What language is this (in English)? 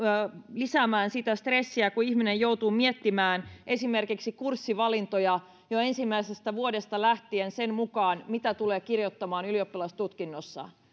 Finnish